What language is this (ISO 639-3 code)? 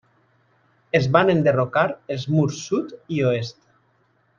cat